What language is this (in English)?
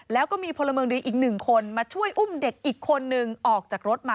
Thai